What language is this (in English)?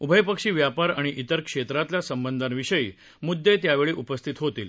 Marathi